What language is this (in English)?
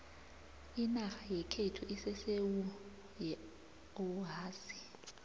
South Ndebele